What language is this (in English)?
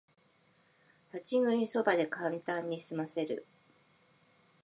Japanese